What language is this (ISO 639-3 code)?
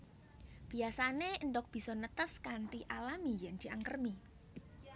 jav